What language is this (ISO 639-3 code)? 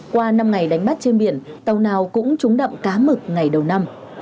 vie